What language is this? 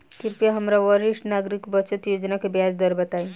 Bhojpuri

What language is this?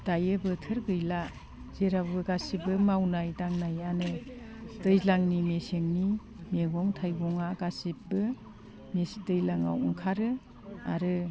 Bodo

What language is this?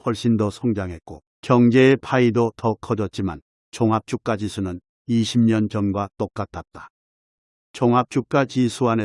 Korean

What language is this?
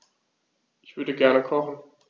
German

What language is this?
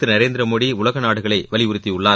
Tamil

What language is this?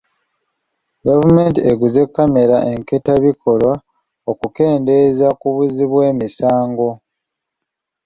Ganda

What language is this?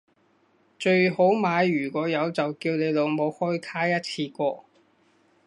Cantonese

